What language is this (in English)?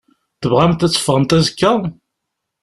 Kabyle